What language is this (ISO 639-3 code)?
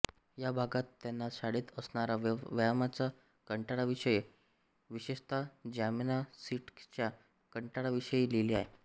mar